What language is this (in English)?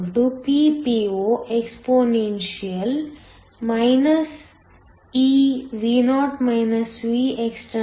Kannada